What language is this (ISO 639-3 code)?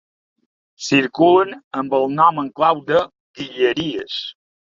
cat